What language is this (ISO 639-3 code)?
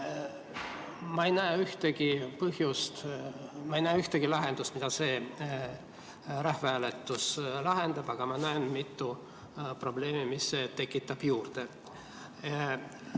est